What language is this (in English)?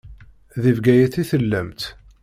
Kabyle